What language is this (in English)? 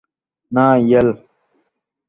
Bangla